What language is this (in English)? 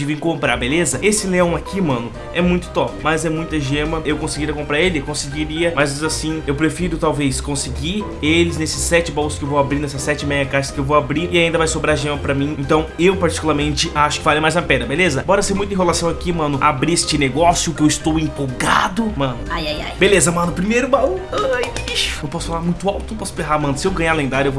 Portuguese